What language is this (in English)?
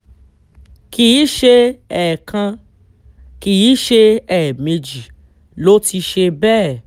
Yoruba